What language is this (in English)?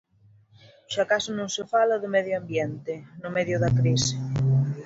Galician